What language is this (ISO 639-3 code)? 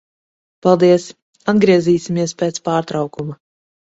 lav